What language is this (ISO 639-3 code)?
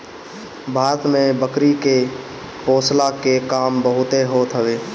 bho